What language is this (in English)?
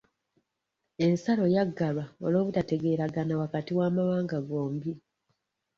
Ganda